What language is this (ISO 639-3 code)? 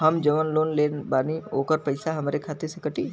bho